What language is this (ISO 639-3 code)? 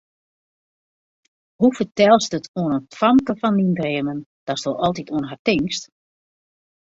fry